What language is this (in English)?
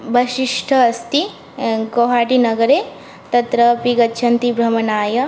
Sanskrit